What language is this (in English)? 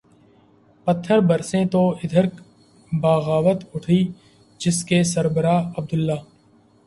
Urdu